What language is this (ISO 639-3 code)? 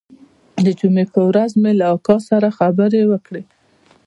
pus